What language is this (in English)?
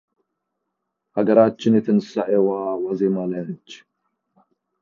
Amharic